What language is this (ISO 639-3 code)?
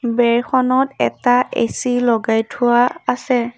asm